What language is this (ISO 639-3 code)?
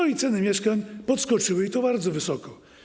pol